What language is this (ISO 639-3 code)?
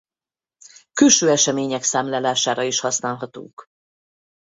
hun